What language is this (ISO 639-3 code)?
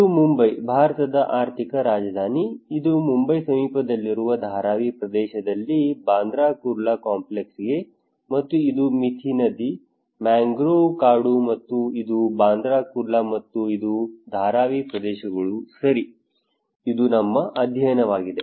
kan